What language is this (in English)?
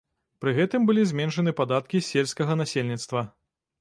Belarusian